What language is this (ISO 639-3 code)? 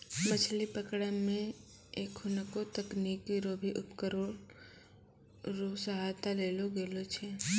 mai